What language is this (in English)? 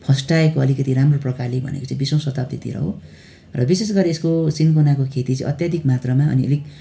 Nepali